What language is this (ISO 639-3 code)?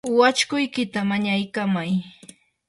qur